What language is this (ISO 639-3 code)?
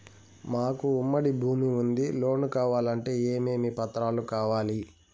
tel